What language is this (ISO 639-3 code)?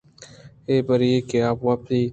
bgp